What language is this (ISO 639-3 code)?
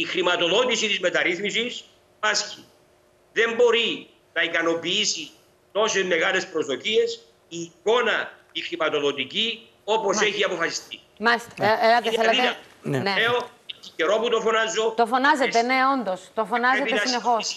ell